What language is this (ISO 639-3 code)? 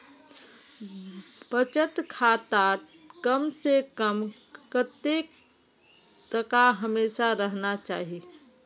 mag